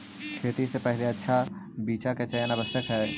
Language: Magahi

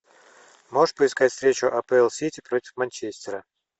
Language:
Russian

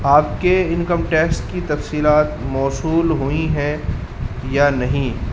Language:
Urdu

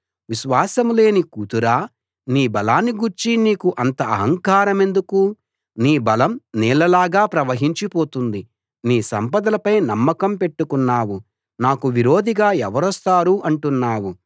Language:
Telugu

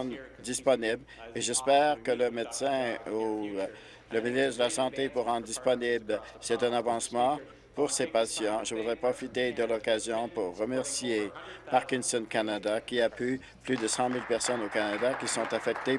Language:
French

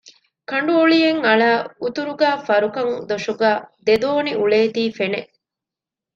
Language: Divehi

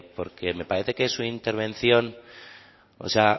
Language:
Spanish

